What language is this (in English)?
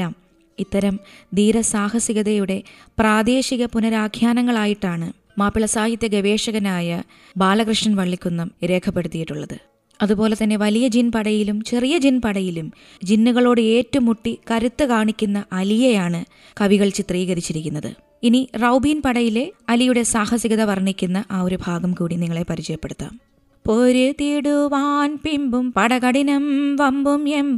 Malayalam